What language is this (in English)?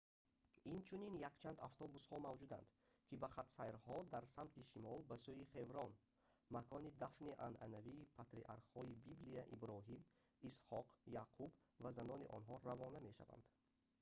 Tajik